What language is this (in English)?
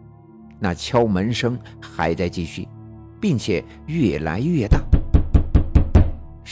Chinese